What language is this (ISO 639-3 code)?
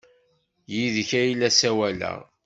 kab